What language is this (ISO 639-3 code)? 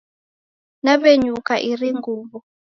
dav